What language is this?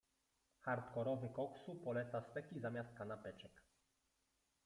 Polish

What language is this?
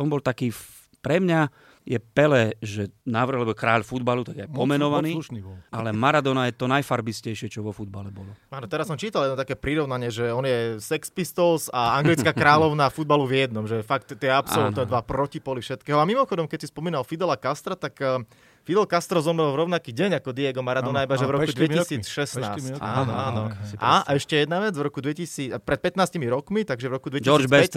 Slovak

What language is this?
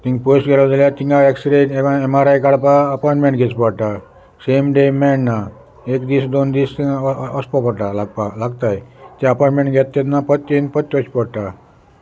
Konkani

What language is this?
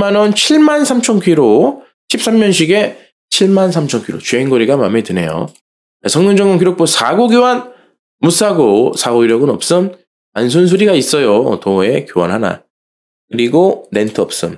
Korean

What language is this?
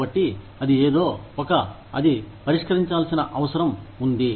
Telugu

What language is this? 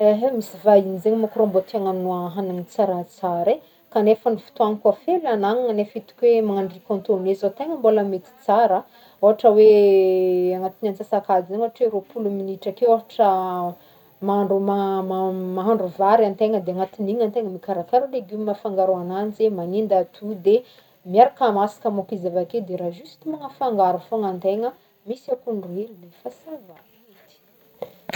Northern Betsimisaraka Malagasy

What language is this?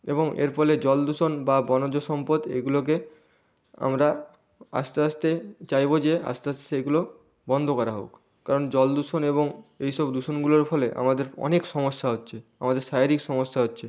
Bangla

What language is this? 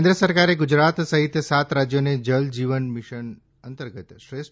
Gujarati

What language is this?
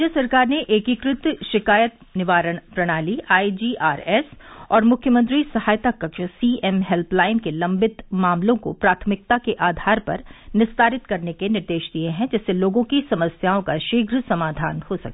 Hindi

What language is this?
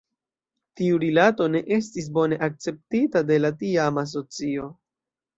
Esperanto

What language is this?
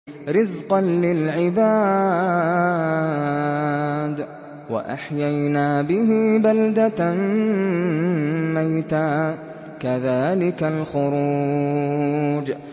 Arabic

